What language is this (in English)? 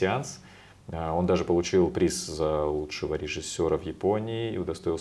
Russian